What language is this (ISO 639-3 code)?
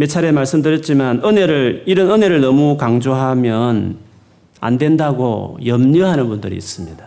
kor